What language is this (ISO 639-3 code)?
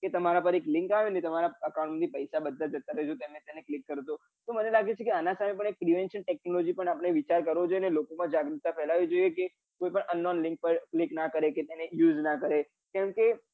guj